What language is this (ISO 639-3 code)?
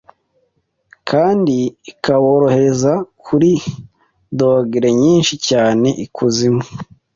kin